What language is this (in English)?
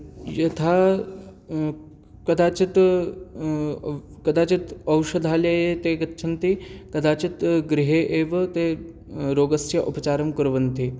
Sanskrit